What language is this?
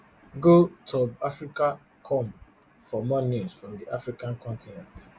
Nigerian Pidgin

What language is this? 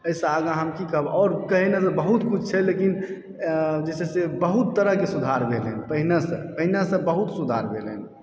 Maithili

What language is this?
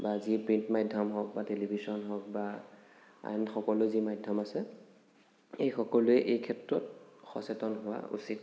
Assamese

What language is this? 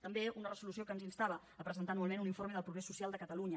Catalan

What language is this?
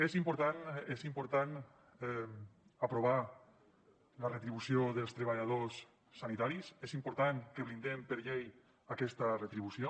Catalan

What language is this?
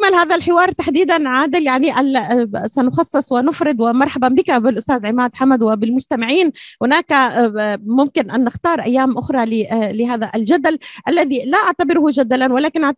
Arabic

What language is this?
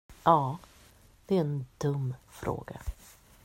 Swedish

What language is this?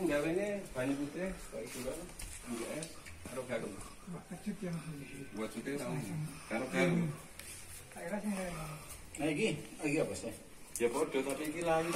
Indonesian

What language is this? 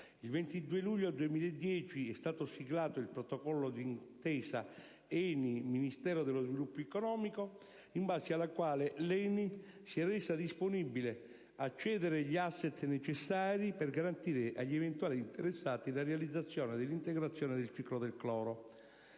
Italian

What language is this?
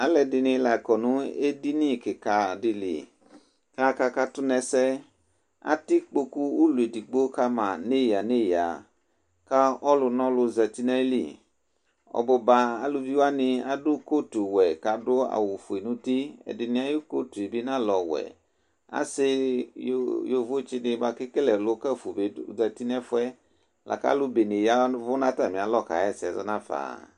Ikposo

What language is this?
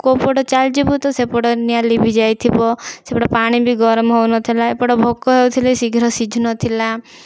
Odia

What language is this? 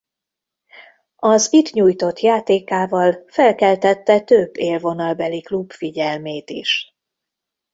Hungarian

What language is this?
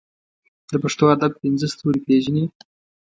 Pashto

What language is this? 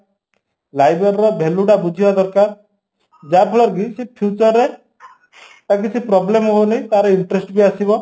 Odia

